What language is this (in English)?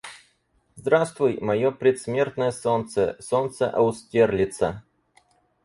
Russian